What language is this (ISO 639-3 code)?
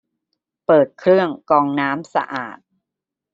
tha